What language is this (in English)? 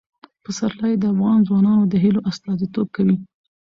Pashto